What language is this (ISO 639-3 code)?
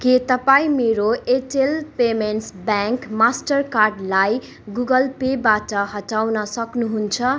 nep